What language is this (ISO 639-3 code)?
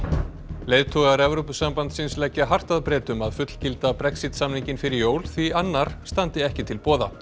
isl